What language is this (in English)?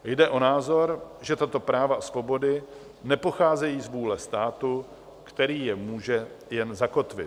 Czech